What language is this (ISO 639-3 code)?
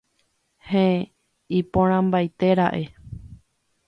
grn